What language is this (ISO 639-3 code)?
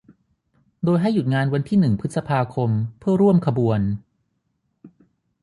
tha